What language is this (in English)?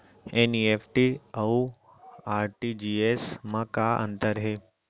Chhattisgarhi